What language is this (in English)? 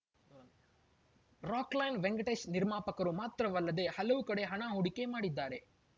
Kannada